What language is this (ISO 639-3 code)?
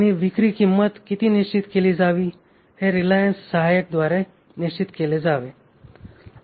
mar